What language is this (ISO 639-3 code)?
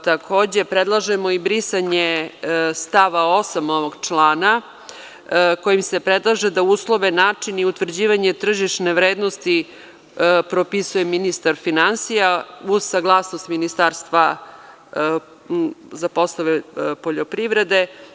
srp